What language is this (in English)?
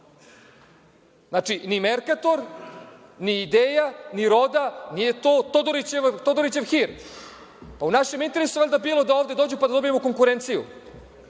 Serbian